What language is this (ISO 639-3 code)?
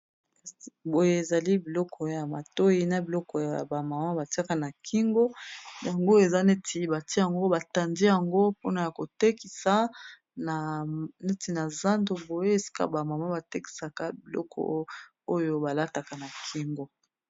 lin